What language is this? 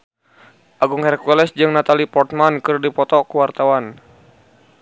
Sundanese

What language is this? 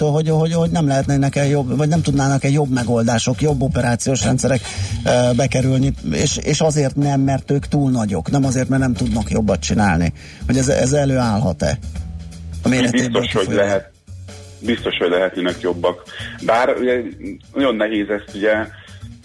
Hungarian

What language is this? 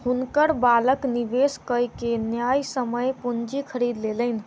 Maithili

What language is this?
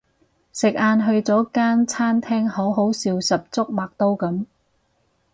Cantonese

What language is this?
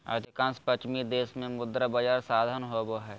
Magahi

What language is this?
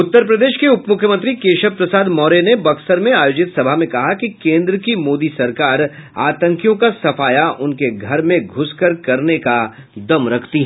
Hindi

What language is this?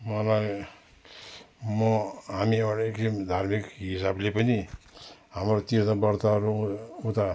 Nepali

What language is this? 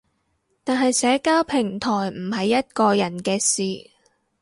Cantonese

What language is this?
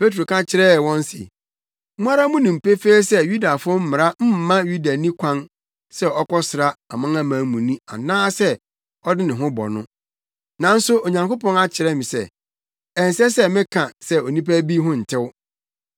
Akan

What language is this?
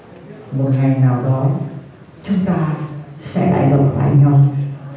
Vietnamese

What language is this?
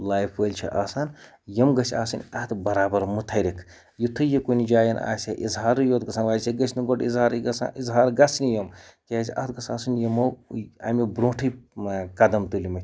Kashmiri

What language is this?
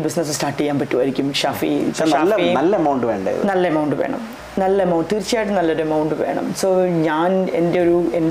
Malayalam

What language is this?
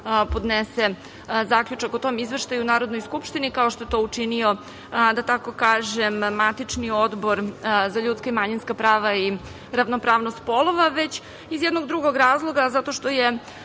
Serbian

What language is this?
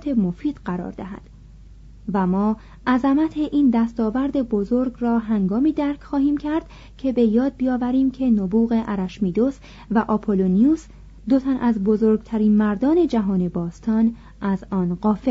Persian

